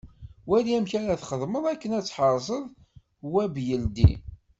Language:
Kabyle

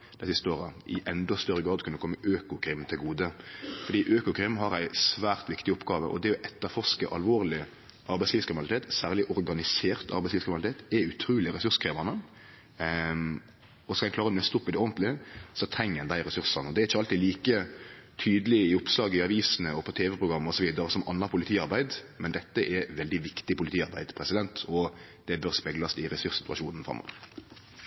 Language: Norwegian Nynorsk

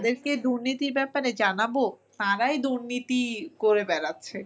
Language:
Bangla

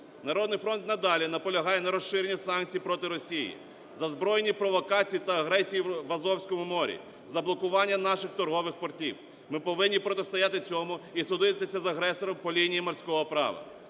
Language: Ukrainian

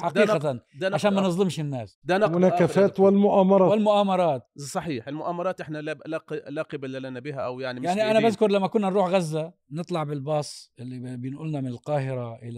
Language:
Arabic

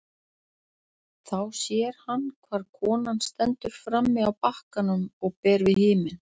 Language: Icelandic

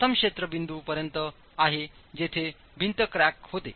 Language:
Marathi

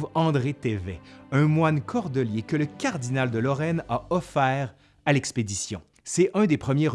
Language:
French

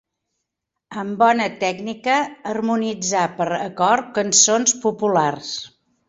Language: Catalan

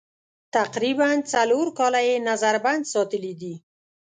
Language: Pashto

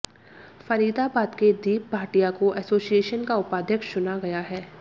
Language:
Hindi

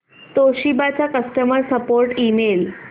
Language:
Marathi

